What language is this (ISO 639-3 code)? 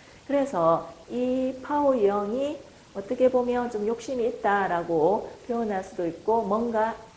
kor